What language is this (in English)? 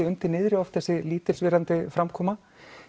Icelandic